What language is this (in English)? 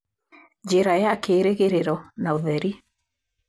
Kikuyu